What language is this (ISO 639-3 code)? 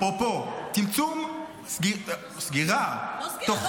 heb